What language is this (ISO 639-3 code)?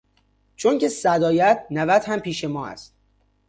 fas